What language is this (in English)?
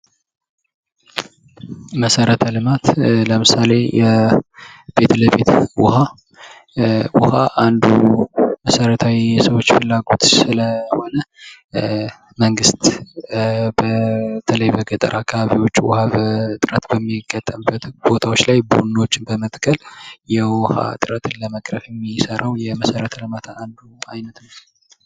Amharic